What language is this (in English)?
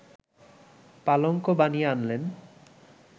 Bangla